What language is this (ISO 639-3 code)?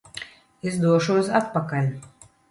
lav